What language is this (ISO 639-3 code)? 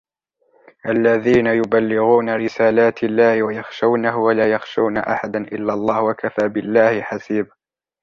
ara